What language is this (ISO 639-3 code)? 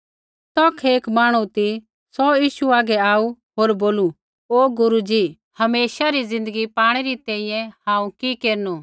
kfx